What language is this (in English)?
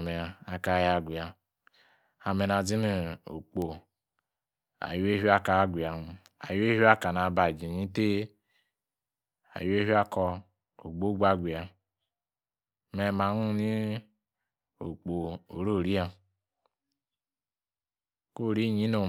Yace